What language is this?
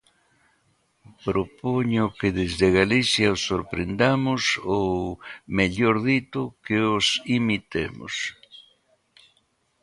Galician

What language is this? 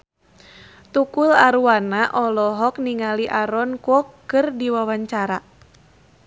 Sundanese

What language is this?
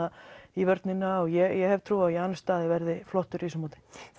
Icelandic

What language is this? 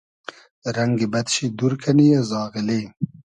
Hazaragi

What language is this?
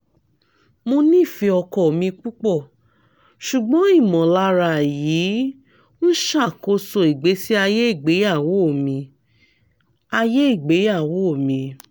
Yoruba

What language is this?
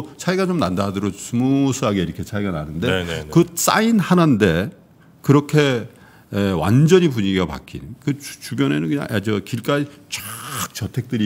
Korean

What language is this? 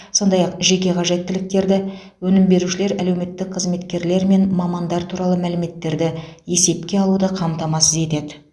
Kazakh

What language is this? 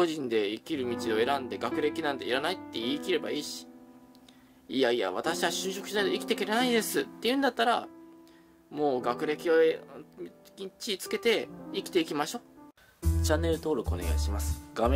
Japanese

